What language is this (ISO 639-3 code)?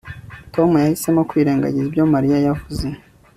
kin